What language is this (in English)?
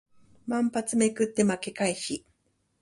Japanese